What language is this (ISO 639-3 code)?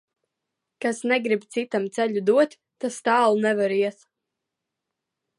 lav